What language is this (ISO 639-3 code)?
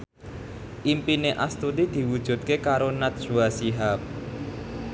jav